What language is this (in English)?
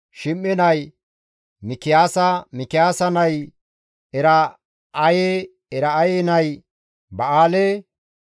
Gamo